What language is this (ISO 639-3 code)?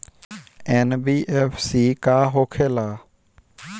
bho